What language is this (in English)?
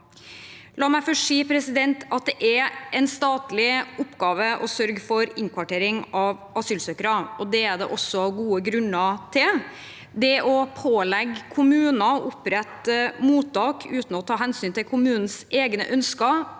Norwegian